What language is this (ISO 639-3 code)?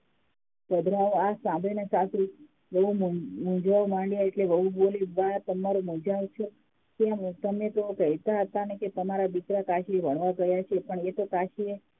guj